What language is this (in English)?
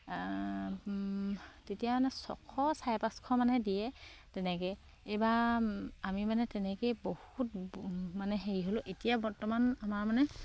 Assamese